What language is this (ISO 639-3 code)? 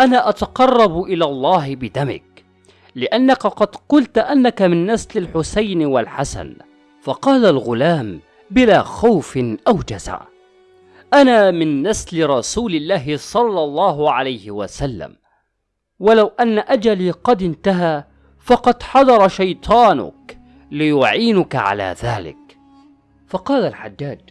ara